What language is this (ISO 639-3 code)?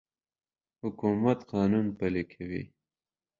pus